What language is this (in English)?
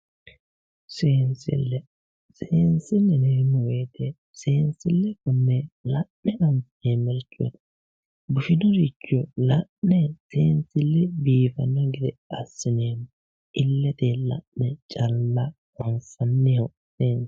Sidamo